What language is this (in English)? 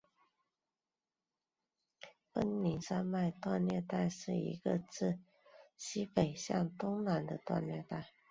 Chinese